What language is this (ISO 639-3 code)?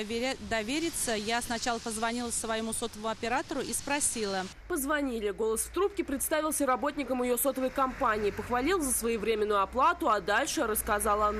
rus